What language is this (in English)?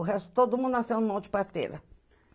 Portuguese